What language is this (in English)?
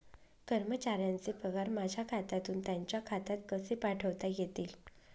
Marathi